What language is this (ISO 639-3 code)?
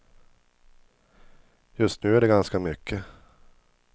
swe